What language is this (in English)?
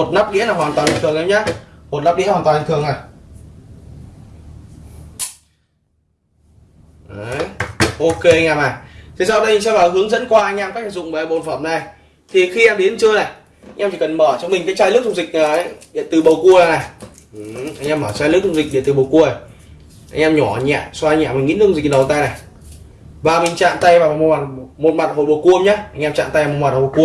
Vietnamese